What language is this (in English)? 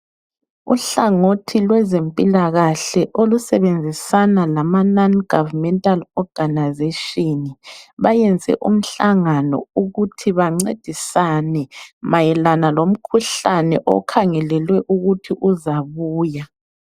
North Ndebele